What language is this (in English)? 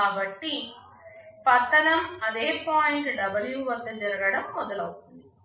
Telugu